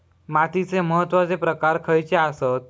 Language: Marathi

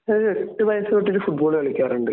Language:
Malayalam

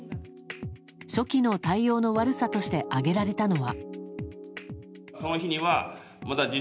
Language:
Japanese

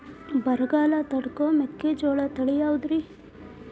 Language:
Kannada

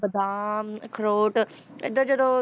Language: Punjabi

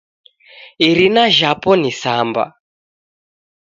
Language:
Taita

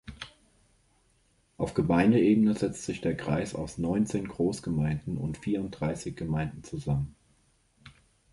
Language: German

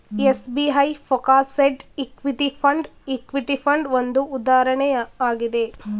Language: Kannada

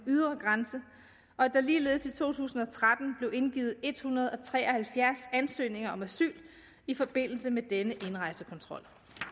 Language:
Danish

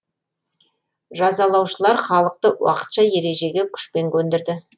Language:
Kazakh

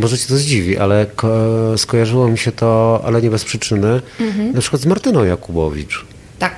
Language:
Polish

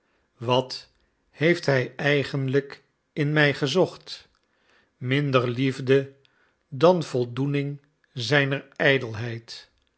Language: Dutch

